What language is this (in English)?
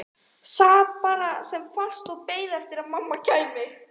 Icelandic